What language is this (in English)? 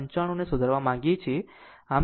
Gujarati